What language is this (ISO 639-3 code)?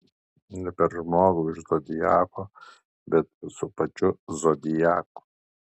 lit